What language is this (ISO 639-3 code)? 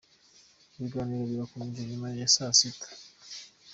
kin